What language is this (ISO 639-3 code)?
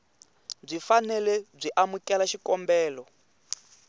tso